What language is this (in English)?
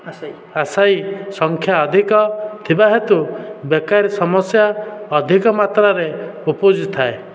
Odia